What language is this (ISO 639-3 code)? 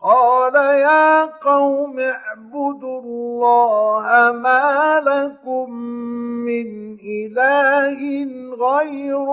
ara